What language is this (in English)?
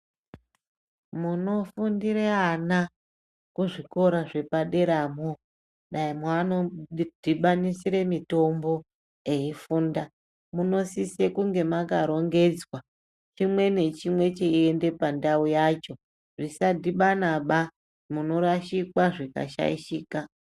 Ndau